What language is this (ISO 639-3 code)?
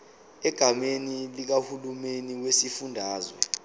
zul